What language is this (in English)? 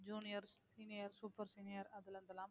Tamil